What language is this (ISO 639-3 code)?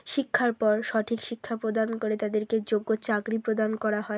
ben